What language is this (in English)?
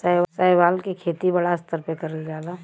Bhojpuri